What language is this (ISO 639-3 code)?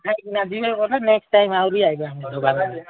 ori